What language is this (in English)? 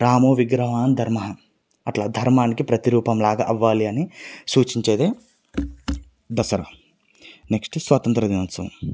Telugu